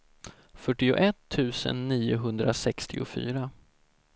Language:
Swedish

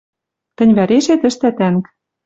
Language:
Western Mari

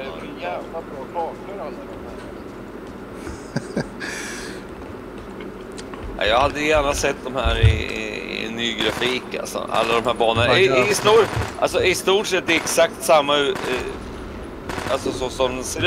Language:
Swedish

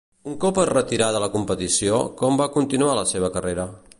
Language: Catalan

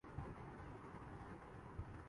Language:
Urdu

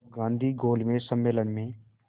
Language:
Hindi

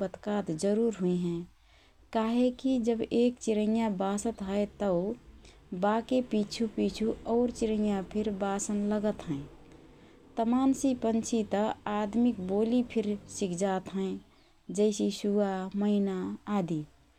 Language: Rana Tharu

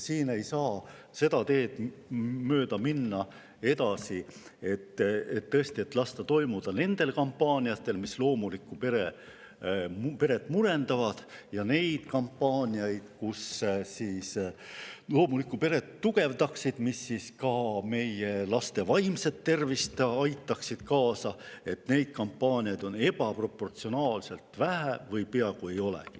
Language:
Estonian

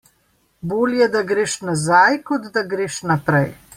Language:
Slovenian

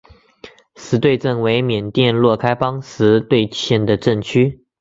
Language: Chinese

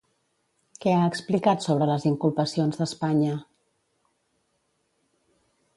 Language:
Catalan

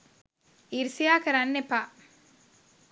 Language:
Sinhala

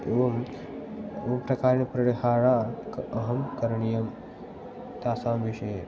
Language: Sanskrit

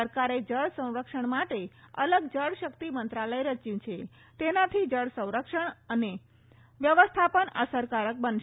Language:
Gujarati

